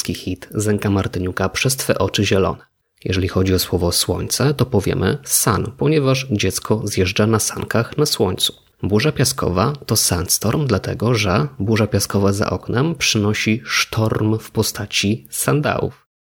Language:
Polish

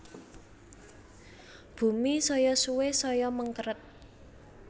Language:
Javanese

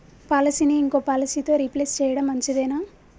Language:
Telugu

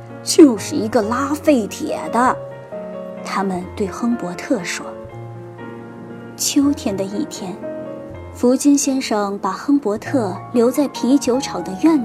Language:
Chinese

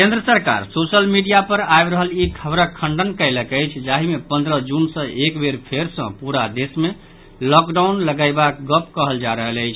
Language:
Maithili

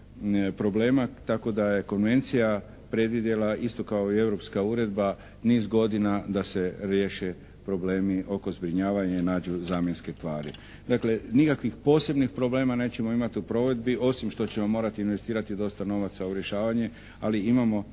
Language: Croatian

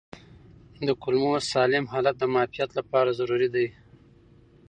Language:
Pashto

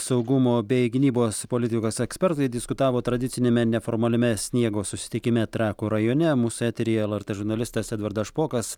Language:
Lithuanian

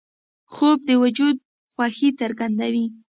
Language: Pashto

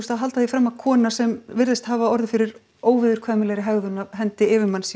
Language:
Icelandic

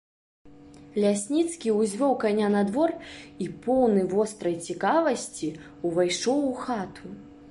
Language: Belarusian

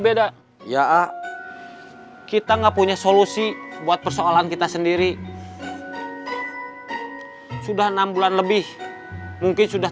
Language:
Indonesian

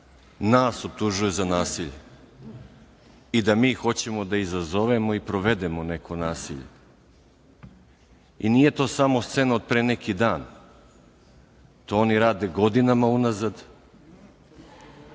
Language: Serbian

